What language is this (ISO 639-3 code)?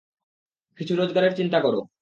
ben